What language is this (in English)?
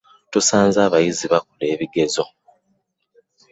Ganda